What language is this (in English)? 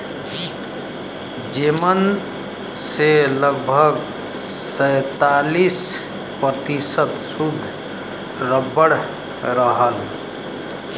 Bhojpuri